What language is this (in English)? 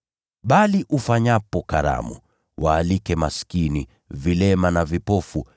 Swahili